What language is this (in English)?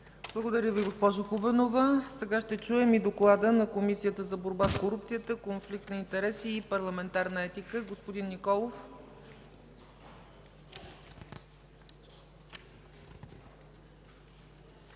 Bulgarian